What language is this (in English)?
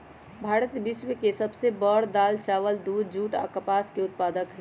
Magahi